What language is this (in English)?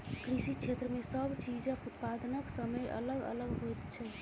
Maithili